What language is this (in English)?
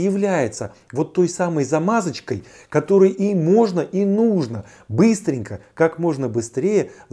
Russian